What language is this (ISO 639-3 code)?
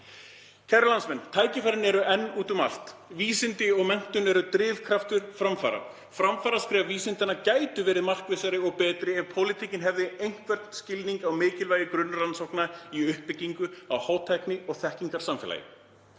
isl